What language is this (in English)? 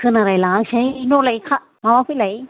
Bodo